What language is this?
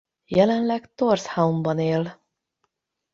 Hungarian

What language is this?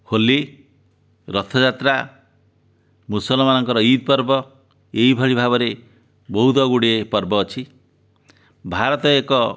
Odia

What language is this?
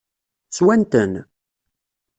Kabyle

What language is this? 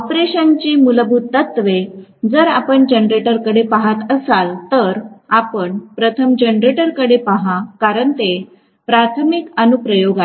Marathi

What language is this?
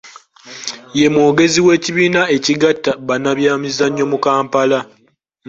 Ganda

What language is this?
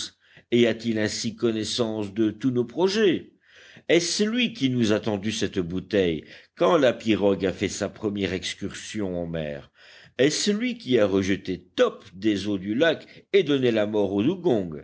French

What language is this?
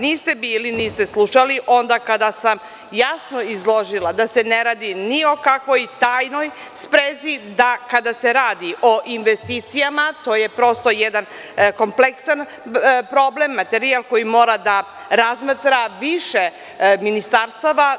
Serbian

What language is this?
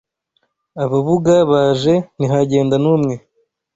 Kinyarwanda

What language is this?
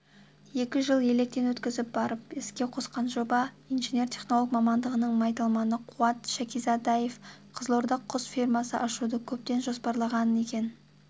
Kazakh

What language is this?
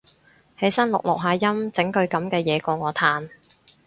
Cantonese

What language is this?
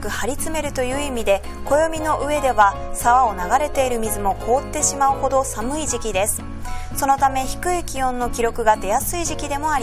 Japanese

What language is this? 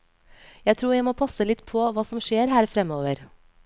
Norwegian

